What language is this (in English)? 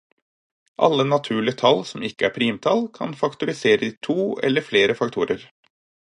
Norwegian Bokmål